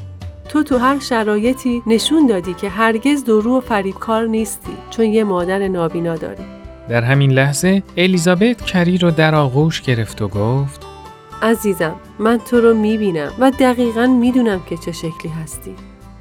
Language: Persian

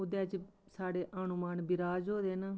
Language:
Dogri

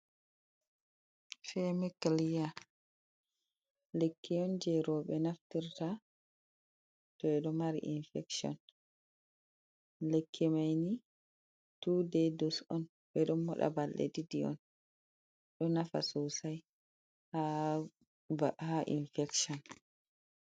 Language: Fula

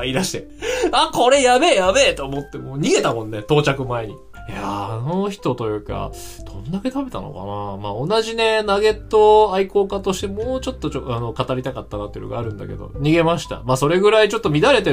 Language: Japanese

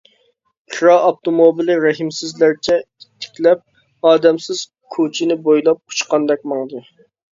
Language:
Uyghur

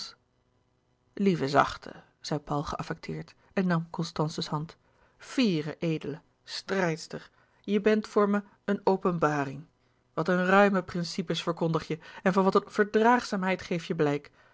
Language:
Dutch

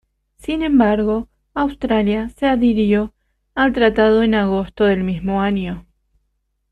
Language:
Spanish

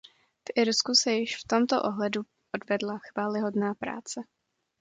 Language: Czech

